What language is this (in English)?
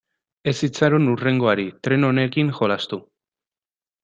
Basque